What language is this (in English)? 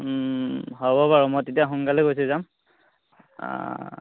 Assamese